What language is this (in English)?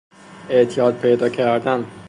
Persian